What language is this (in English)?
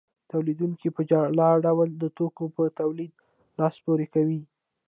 Pashto